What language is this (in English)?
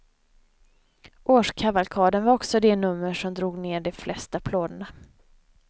Swedish